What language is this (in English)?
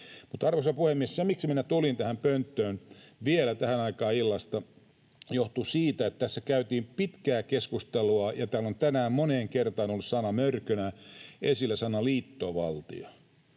Finnish